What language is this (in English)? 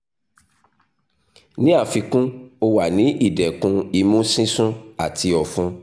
Yoruba